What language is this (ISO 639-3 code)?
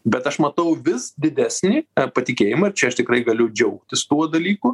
lit